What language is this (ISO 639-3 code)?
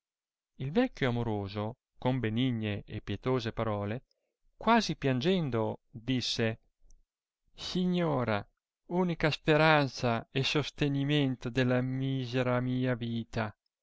ita